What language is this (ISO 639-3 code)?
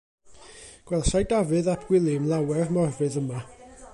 cym